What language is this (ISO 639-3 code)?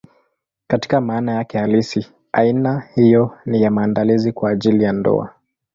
swa